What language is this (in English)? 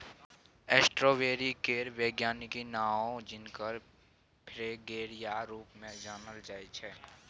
Maithili